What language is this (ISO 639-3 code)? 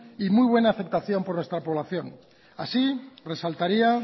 spa